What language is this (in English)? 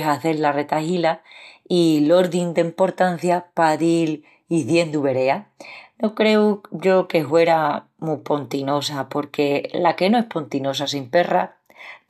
Extremaduran